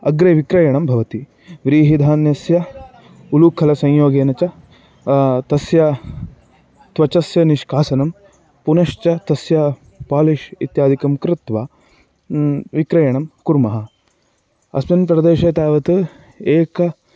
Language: Sanskrit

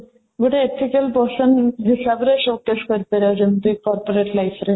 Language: Odia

